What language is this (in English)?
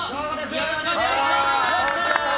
Japanese